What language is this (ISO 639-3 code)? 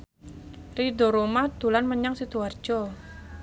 jav